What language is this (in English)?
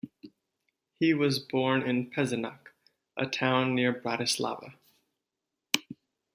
English